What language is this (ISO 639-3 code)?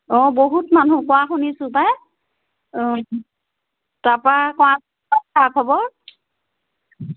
asm